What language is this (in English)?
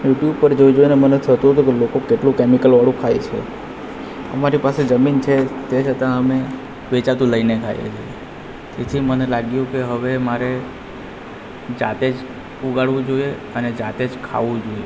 Gujarati